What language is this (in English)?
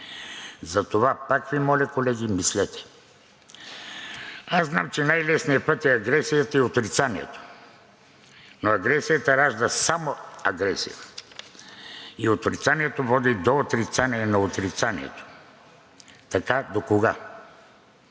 Bulgarian